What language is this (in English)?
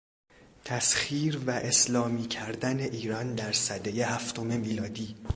Persian